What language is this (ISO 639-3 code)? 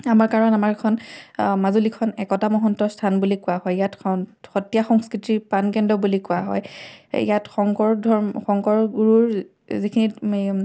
asm